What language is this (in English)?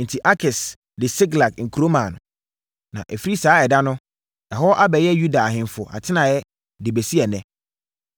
Akan